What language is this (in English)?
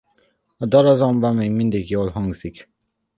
Hungarian